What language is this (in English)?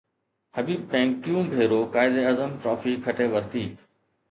Sindhi